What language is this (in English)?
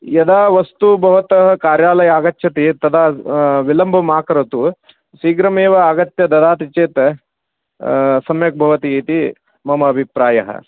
Sanskrit